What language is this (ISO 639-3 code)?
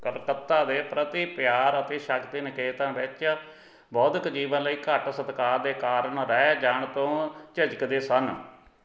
pan